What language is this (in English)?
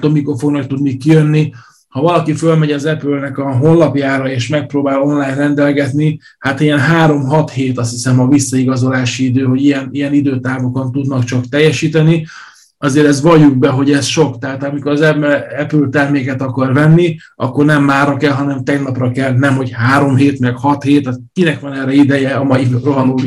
Hungarian